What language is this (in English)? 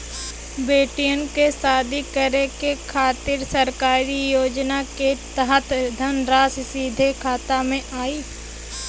Bhojpuri